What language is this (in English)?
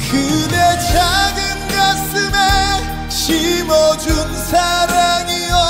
Korean